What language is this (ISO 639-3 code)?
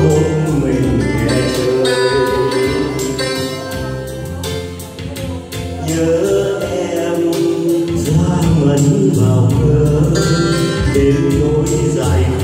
vie